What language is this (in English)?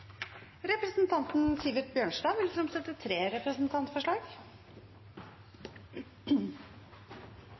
Norwegian Nynorsk